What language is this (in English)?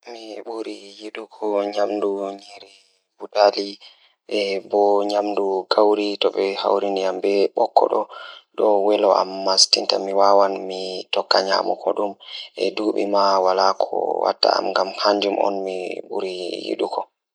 Fula